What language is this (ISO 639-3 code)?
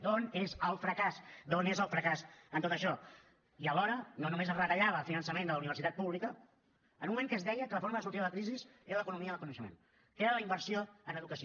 cat